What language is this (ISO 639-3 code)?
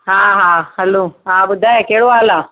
snd